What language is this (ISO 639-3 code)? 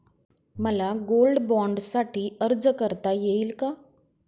mar